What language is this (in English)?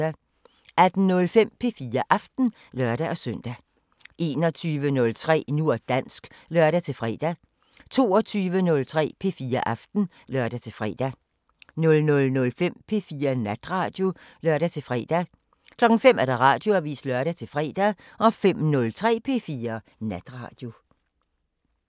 Danish